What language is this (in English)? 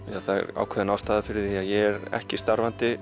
Icelandic